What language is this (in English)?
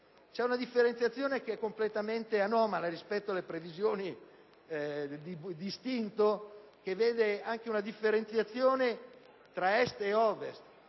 Italian